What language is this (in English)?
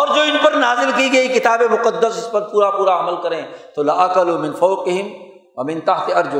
Urdu